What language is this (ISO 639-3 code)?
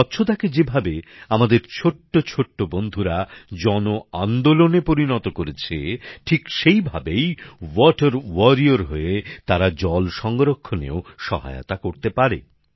ben